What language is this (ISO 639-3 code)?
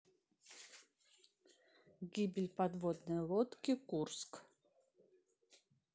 rus